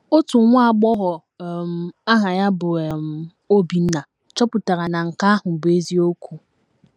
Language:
Igbo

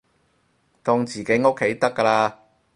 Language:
Cantonese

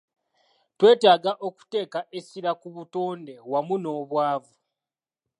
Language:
Ganda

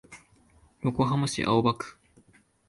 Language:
Japanese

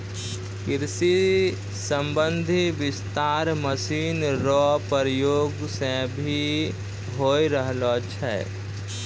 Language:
Maithili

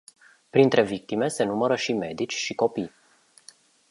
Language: Romanian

